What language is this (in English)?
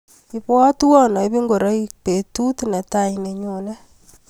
Kalenjin